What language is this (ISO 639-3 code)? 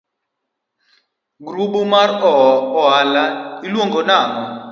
luo